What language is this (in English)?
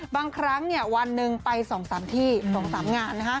Thai